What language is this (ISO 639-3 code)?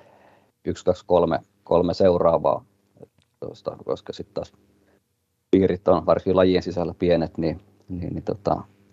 fin